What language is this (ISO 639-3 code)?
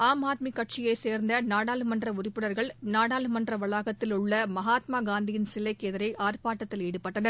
tam